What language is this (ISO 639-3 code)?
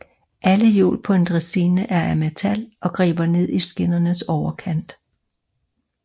dan